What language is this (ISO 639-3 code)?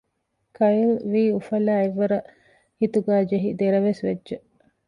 div